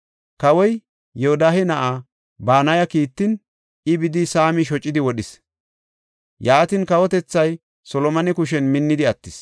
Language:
Gofa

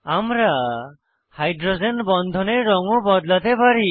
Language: Bangla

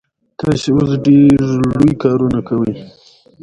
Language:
Pashto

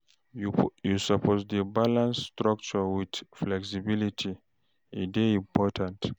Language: Nigerian Pidgin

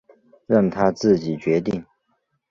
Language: Chinese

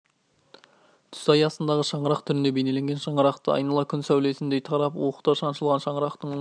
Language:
Kazakh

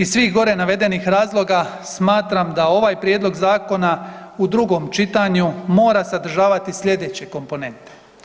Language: Croatian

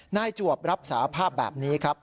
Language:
Thai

